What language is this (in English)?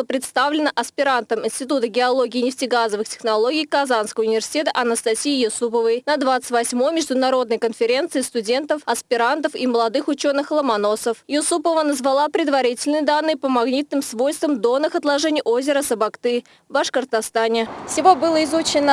Russian